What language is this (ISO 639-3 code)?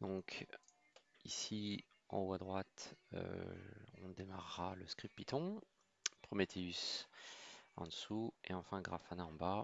fra